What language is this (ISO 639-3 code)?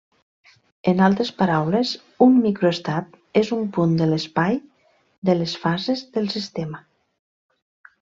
cat